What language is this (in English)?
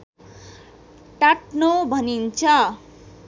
Nepali